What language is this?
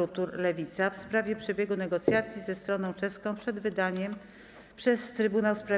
Polish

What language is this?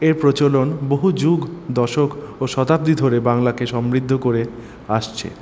Bangla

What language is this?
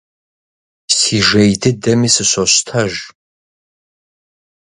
Kabardian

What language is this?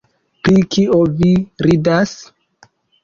Esperanto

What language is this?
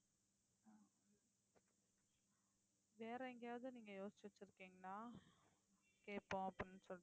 Tamil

